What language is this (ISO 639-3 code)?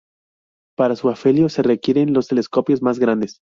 spa